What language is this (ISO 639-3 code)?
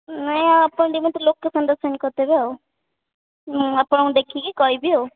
ori